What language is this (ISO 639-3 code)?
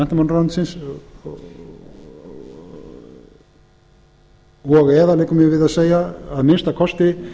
isl